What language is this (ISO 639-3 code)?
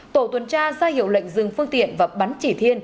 vie